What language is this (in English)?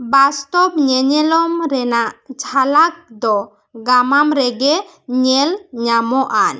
Santali